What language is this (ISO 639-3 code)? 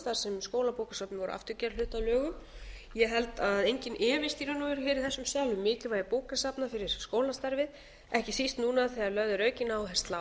isl